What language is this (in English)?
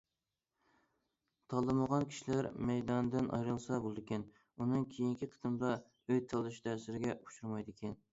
Uyghur